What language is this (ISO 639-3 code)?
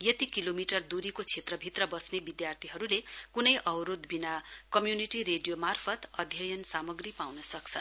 nep